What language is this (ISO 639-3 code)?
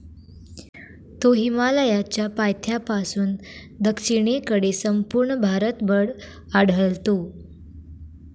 mar